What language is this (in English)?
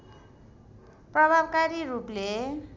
Nepali